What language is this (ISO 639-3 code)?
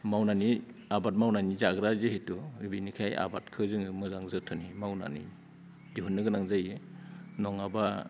brx